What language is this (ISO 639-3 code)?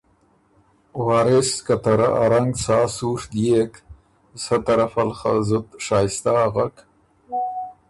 oru